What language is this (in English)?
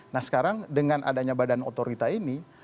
Indonesian